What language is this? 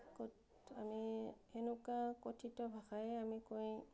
Assamese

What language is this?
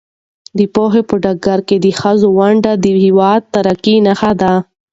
Pashto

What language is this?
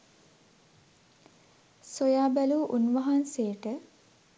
Sinhala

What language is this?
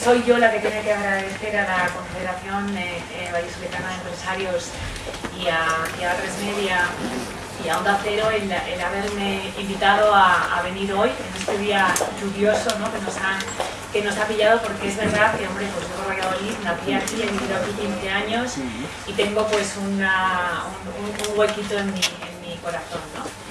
Spanish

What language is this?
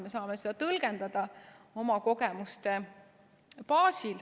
Estonian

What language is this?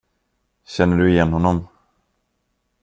Swedish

